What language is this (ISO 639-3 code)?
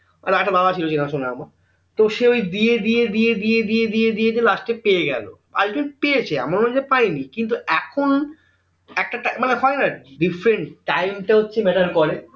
ben